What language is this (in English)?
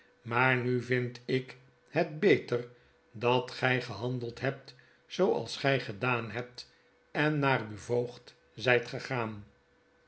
Dutch